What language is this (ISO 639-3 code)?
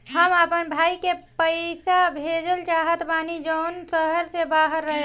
bho